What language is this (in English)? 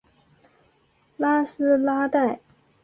Chinese